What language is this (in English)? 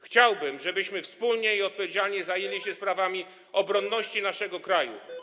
Polish